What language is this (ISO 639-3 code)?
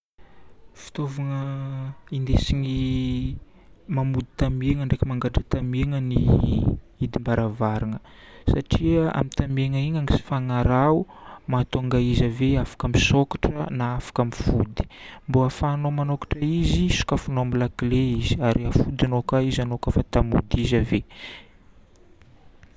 bmm